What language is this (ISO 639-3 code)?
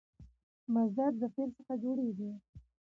pus